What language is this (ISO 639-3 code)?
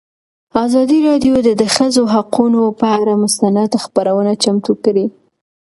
pus